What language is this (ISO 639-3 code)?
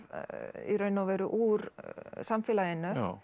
isl